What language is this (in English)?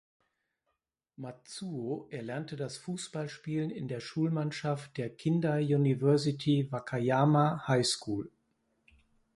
German